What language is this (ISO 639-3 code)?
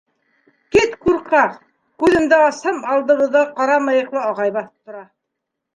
bak